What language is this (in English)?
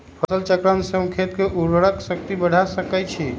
Magahi